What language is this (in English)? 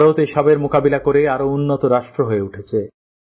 Bangla